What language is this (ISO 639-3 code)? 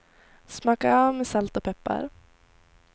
swe